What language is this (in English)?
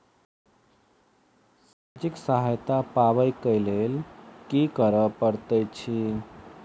Maithili